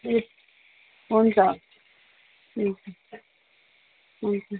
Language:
Nepali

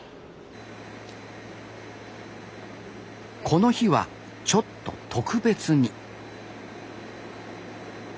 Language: Japanese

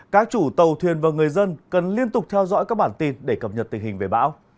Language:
Vietnamese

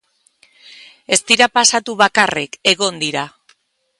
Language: Basque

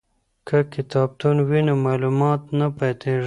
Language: Pashto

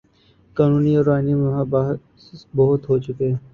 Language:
Urdu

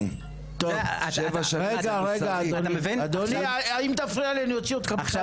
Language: Hebrew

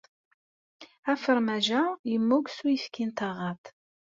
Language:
Kabyle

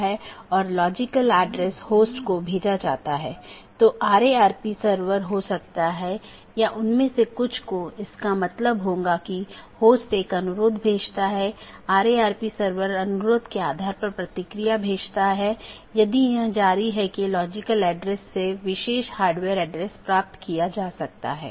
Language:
Hindi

